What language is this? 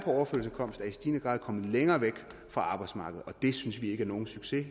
Danish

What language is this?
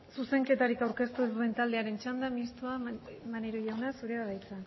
Basque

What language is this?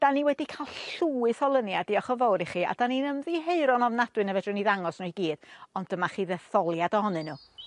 Welsh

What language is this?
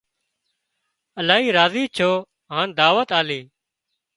Wadiyara Koli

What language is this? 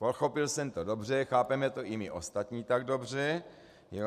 Czech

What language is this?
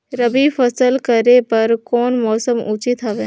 Chhattisgarhi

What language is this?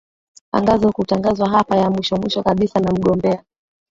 Swahili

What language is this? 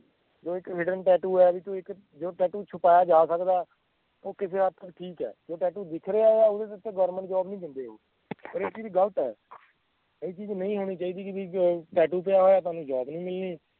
Punjabi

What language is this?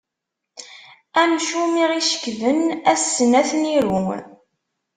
Kabyle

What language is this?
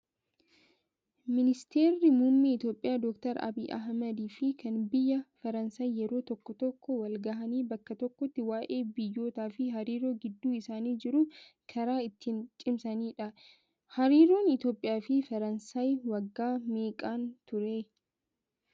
Oromo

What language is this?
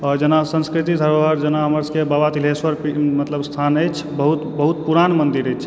Maithili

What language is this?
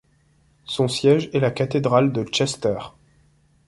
French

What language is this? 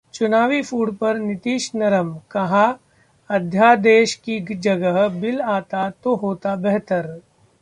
Hindi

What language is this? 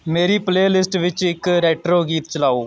Punjabi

